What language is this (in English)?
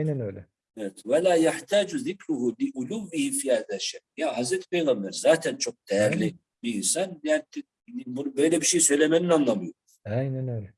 Turkish